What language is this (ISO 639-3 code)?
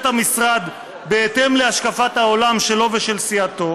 heb